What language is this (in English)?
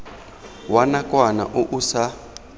Tswana